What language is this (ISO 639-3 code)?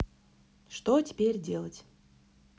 rus